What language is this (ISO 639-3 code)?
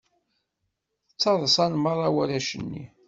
kab